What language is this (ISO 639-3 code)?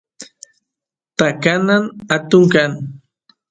qus